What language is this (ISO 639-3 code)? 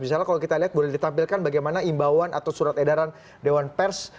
ind